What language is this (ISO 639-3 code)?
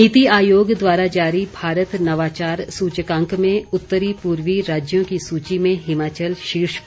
hin